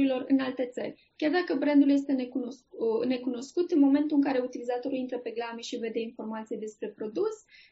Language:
Romanian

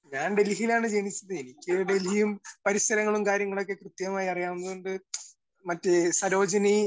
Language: Malayalam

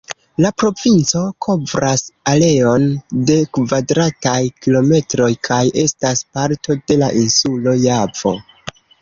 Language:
Esperanto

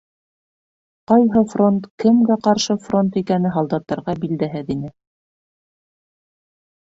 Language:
Bashkir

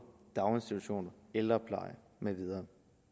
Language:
Danish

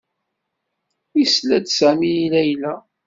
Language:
Kabyle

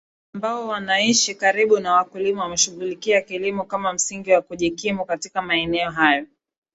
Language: Swahili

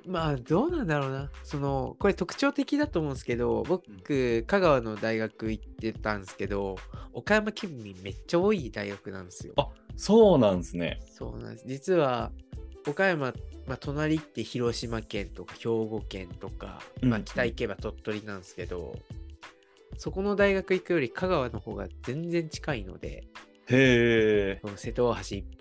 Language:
Japanese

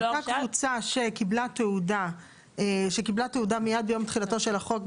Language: Hebrew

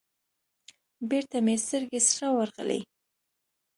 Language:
Pashto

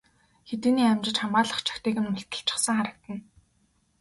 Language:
Mongolian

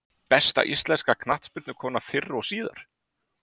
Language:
Icelandic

